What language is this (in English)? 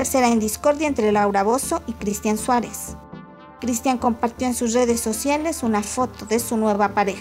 Spanish